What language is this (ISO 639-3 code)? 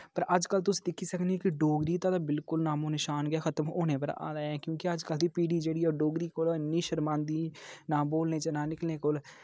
doi